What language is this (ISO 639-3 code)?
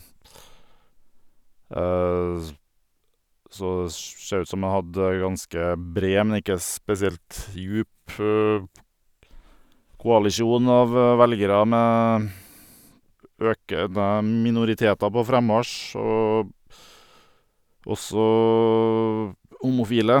nor